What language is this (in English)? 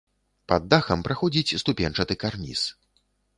Belarusian